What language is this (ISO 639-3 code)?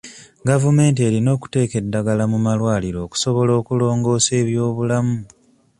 lug